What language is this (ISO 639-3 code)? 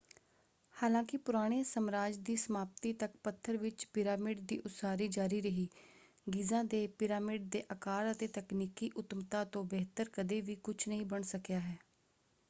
pan